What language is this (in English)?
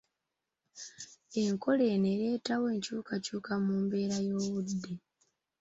Ganda